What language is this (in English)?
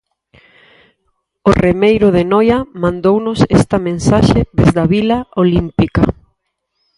Galician